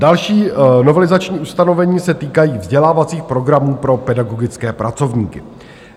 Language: Czech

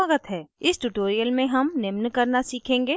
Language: Hindi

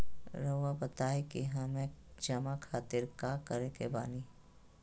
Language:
Magahi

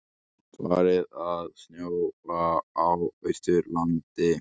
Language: Icelandic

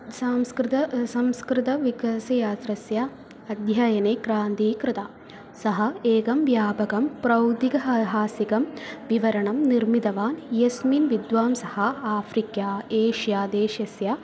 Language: Sanskrit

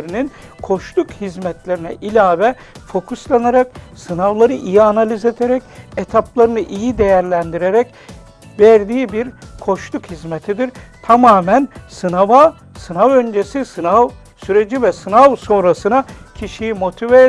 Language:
Turkish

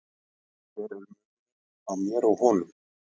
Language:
Icelandic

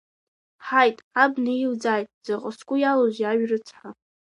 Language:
Abkhazian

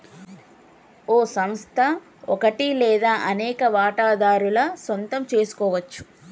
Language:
Telugu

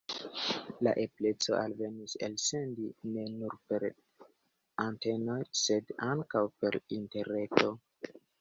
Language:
Esperanto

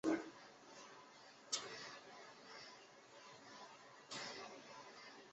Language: Chinese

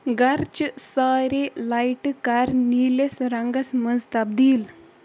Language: Kashmiri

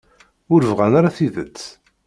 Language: Kabyle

